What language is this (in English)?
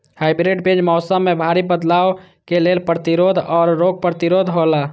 Maithili